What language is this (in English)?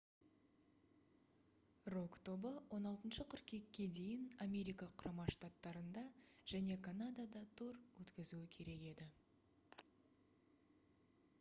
Kazakh